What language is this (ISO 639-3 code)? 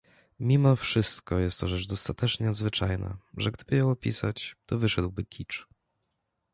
pol